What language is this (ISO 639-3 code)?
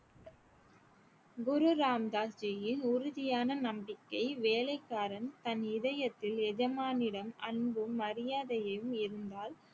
tam